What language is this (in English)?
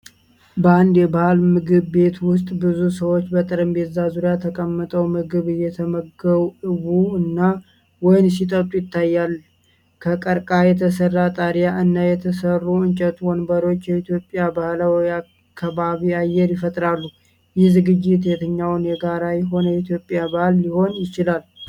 Amharic